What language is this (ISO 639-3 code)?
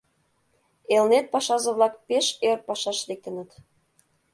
chm